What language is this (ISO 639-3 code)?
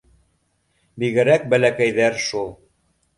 bak